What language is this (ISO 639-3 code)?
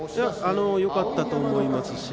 jpn